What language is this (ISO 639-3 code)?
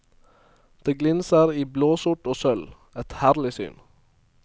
nor